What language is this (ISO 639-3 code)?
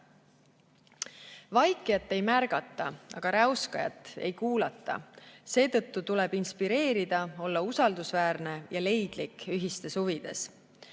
est